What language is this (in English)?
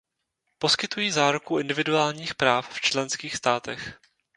Czech